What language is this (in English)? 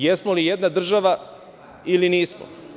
Serbian